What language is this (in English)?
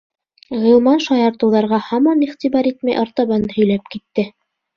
Bashkir